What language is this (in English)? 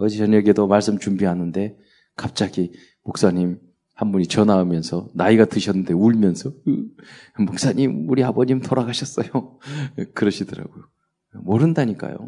Korean